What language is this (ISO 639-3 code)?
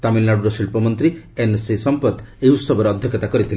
ori